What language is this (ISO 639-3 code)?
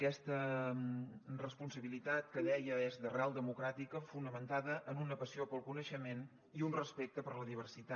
cat